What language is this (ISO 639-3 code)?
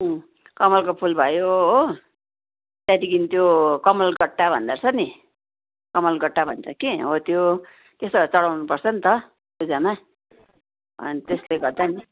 nep